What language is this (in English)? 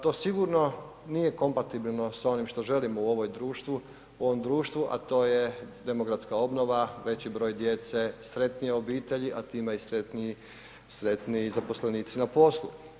Croatian